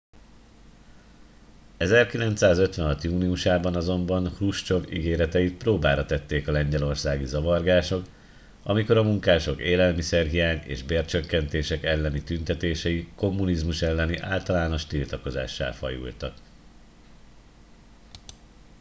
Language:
Hungarian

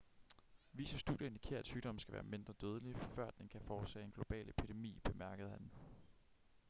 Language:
Danish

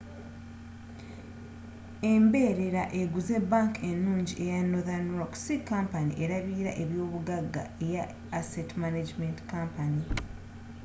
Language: Ganda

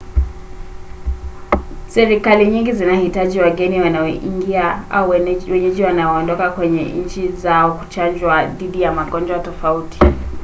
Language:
Swahili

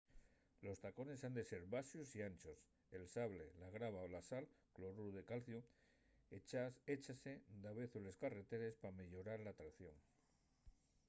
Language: Asturian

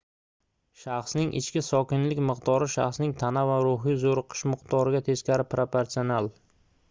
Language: Uzbek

